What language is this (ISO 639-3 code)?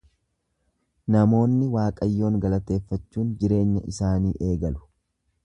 orm